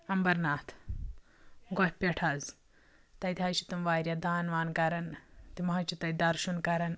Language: Kashmiri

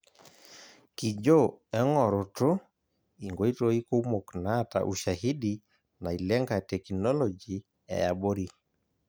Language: Masai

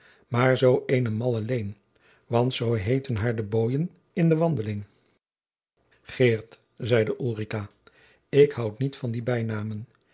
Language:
Dutch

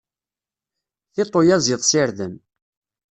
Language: Kabyle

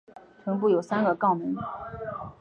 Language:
Chinese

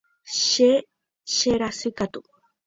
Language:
Guarani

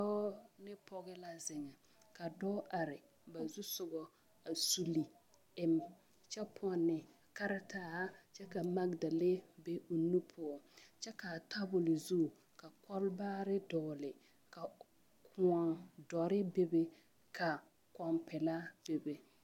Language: Southern Dagaare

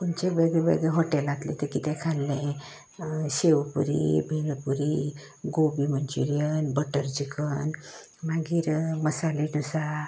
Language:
Konkani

